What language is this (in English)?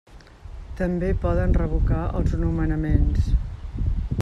Catalan